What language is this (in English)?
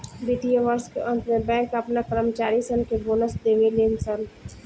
Bhojpuri